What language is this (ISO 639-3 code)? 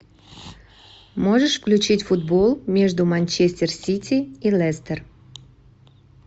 rus